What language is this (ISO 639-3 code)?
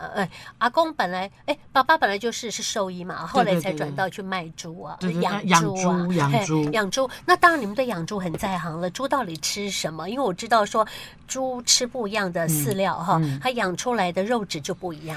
zho